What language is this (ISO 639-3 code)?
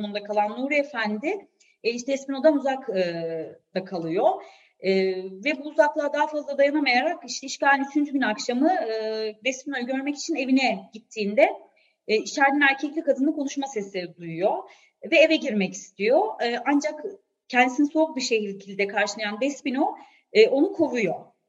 tur